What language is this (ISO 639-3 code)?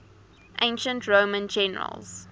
eng